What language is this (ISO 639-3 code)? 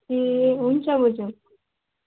nep